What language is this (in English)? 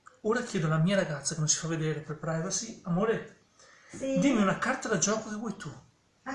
Italian